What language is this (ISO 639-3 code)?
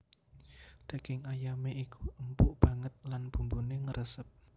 jav